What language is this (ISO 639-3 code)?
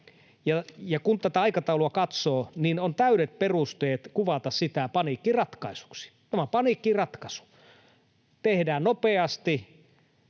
fin